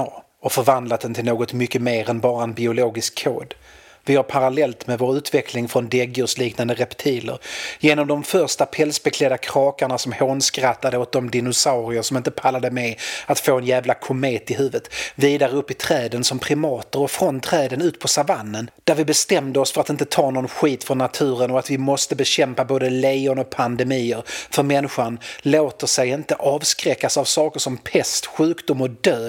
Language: Swedish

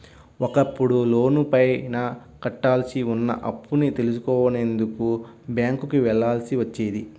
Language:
Telugu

